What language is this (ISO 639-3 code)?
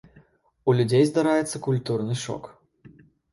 bel